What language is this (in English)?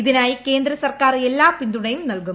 Malayalam